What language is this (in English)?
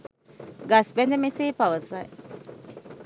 Sinhala